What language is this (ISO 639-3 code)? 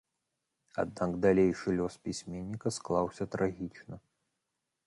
bel